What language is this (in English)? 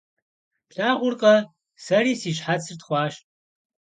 Kabardian